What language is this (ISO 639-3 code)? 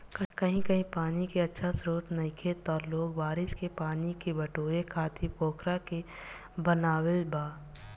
bho